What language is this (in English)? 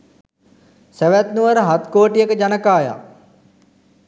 Sinhala